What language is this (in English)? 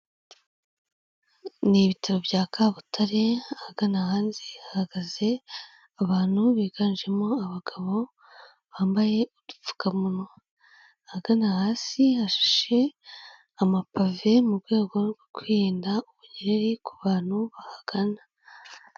Kinyarwanda